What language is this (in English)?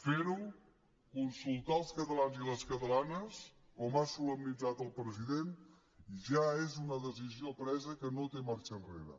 Catalan